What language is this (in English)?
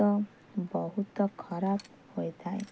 Odia